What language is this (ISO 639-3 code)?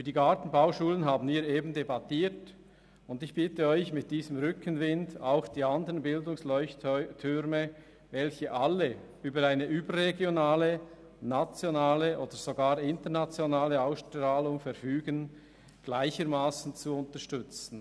gsw